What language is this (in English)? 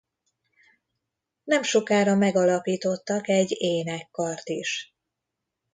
Hungarian